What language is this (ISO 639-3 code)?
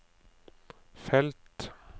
nor